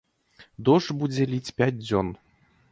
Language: Belarusian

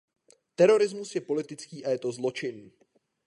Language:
Czech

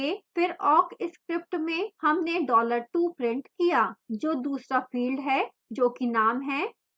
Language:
Hindi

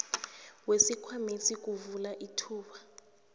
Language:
South Ndebele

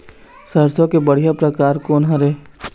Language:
Chhattisgarhi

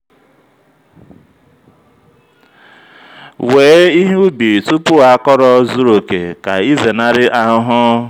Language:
Igbo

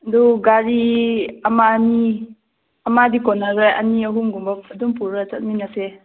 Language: Manipuri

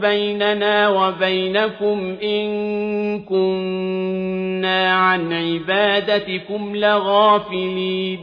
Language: Arabic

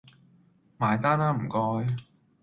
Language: Cantonese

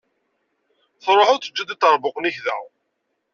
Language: Kabyle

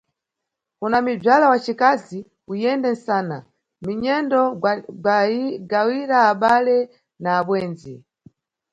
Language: Nyungwe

